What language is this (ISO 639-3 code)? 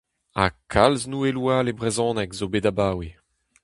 bre